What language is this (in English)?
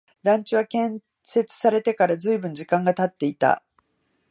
Japanese